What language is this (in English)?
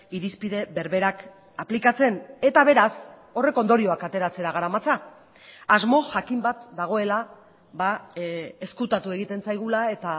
Basque